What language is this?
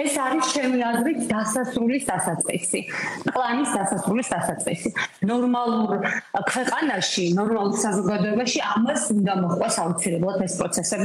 Romanian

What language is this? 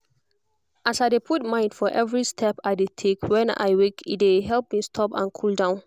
Nigerian Pidgin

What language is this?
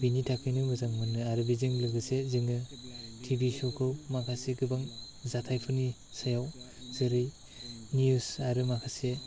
Bodo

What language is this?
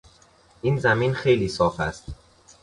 Persian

